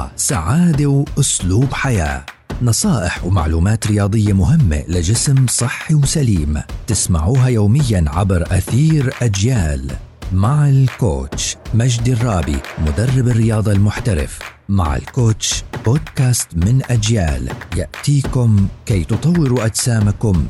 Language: Arabic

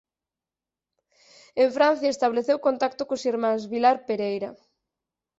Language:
Galician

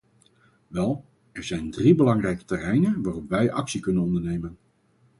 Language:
Dutch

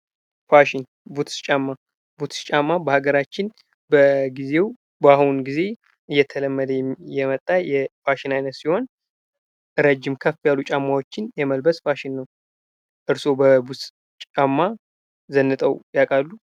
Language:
Amharic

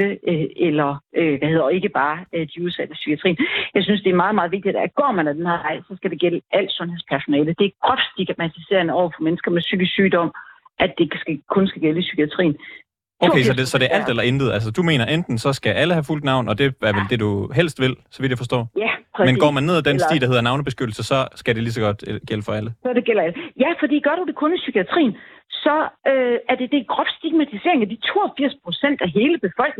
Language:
Danish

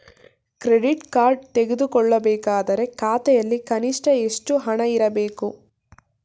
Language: Kannada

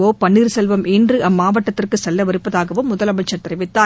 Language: Tamil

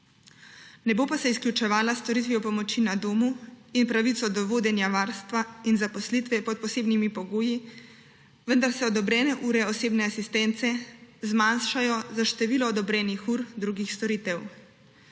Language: Slovenian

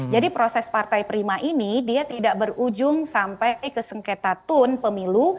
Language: Indonesian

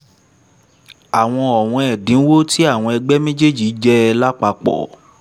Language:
Yoruba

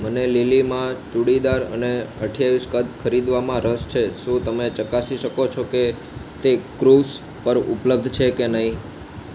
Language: Gujarati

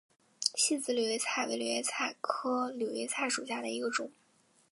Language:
Chinese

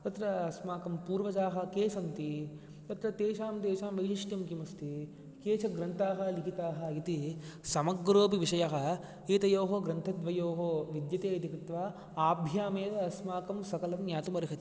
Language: Sanskrit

